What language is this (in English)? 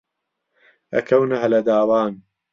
Central Kurdish